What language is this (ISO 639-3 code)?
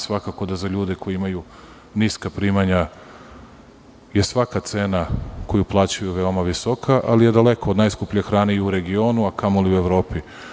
srp